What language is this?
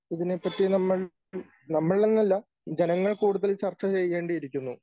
Malayalam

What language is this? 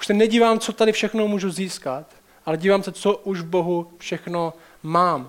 Czech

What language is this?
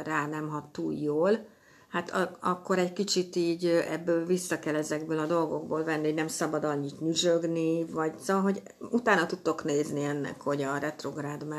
Hungarian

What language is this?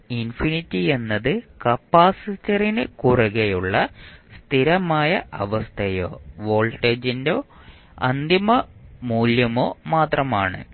Malayalam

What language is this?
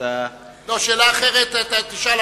Hebrew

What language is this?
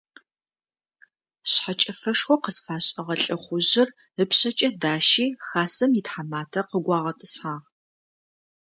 Adyghe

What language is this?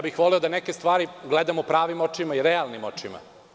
Serbian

